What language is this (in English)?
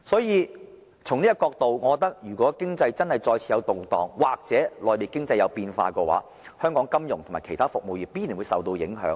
Cantonese